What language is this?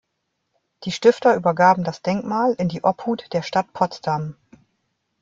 German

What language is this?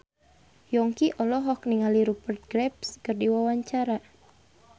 Sundanese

